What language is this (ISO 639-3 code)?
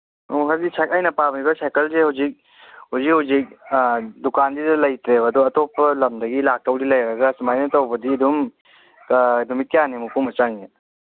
mni